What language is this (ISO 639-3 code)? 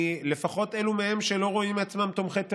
heb